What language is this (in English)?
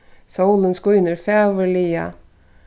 Faroese